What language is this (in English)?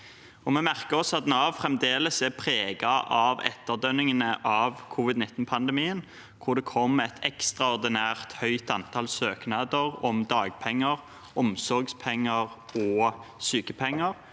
Norwegian